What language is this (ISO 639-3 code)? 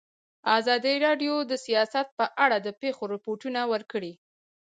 pus